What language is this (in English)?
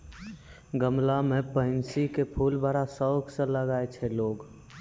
Maithili